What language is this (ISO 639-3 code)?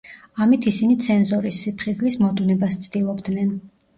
kat